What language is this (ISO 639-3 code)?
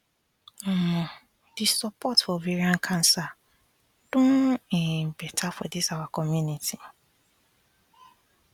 pcm